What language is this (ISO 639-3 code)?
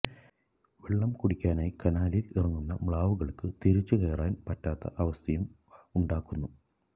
mal